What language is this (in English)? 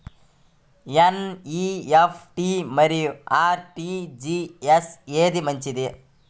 Telugu